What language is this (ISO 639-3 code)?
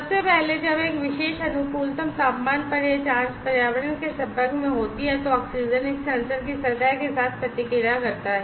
hin